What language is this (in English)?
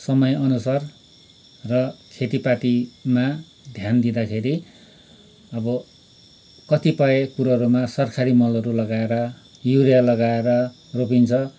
Nepali